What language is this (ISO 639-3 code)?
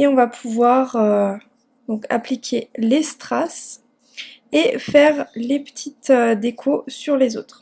fra